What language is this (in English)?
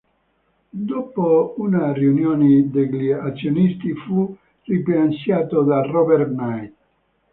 Italian